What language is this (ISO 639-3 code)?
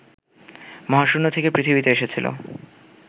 ben